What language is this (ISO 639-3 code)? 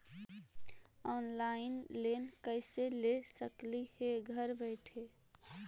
mag